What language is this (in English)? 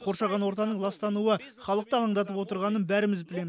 Kazakh